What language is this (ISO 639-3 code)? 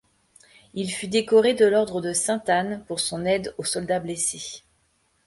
fra